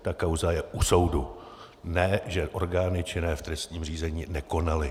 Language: Czech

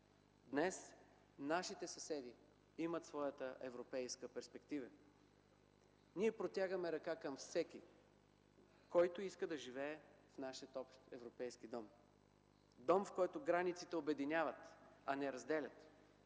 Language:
Bulgarian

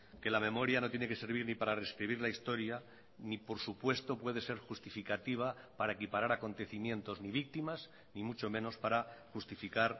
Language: Spanish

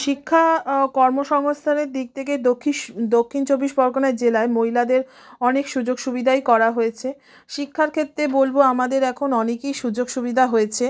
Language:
Bangla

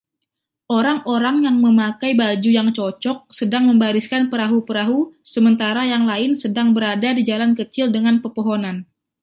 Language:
Indonesian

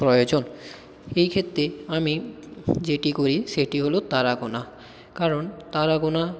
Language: Bangla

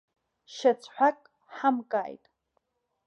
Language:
Abkhazian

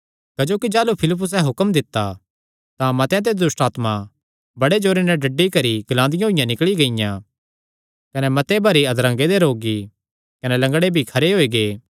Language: Kangri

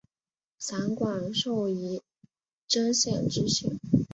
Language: Chinese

